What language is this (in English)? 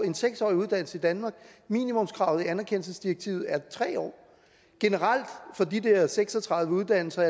Danish